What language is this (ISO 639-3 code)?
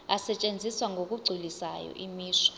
zul